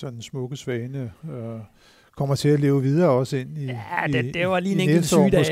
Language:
Danish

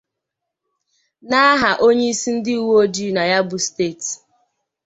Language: Igbo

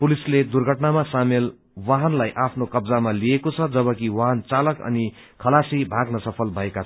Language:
Nepali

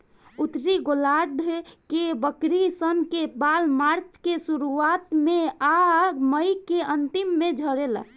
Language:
Bhojpuri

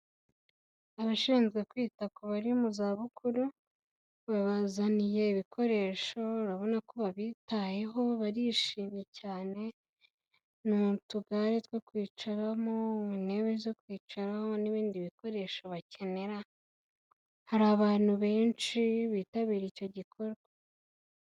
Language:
Kinyarwanda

